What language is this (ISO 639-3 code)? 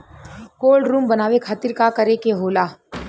bho